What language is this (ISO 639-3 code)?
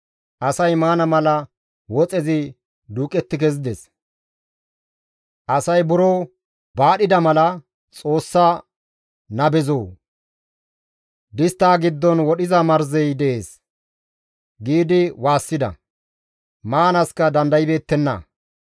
gmv